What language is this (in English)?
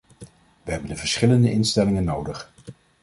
Dutch